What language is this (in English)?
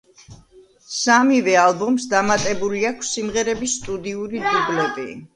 Georgian